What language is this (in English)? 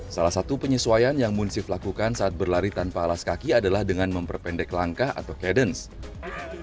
Indonesian